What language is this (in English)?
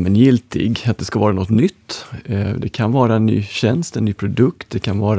Swedish